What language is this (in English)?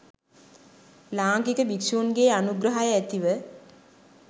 Sinhala